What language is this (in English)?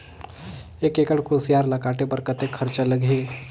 Chhattisgarhi